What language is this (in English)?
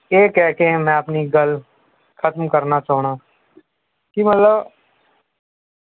Punjabi